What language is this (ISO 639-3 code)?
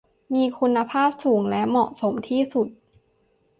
tha